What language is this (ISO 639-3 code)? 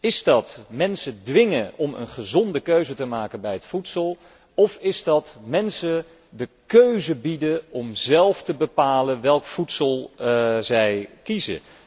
nld